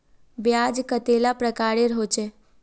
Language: Magahi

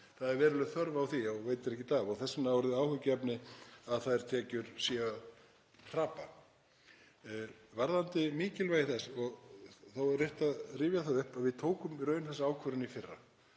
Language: Icelandic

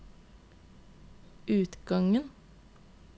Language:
Norwegian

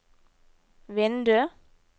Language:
Norwegian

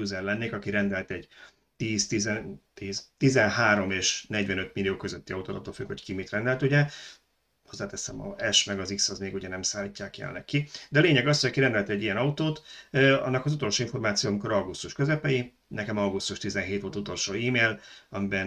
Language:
Hungarian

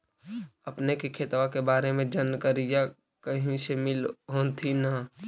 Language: Magahi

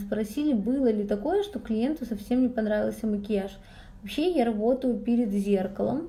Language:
Russian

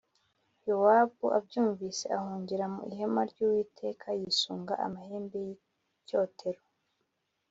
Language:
Kinyarwanda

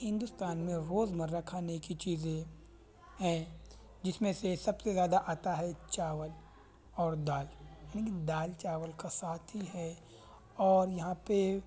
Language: Urdu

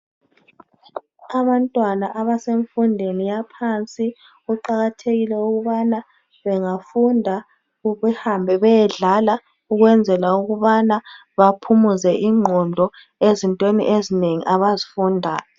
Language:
North Ndebele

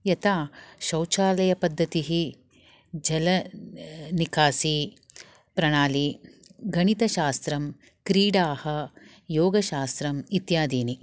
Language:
Sanskrit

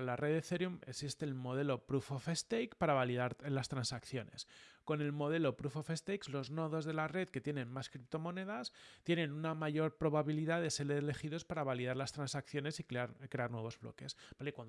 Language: Spanish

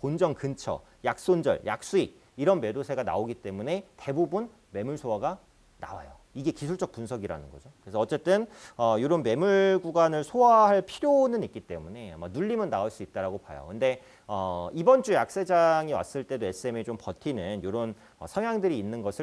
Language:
Korean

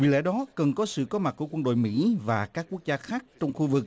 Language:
Vietnamese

